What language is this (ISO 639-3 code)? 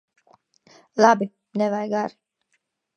lav